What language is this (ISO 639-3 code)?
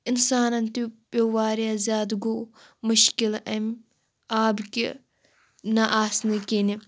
kas